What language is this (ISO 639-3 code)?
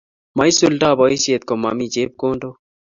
kln